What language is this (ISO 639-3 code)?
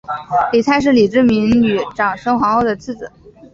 zho